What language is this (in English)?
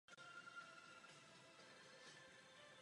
Czech